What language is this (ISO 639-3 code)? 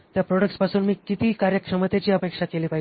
mar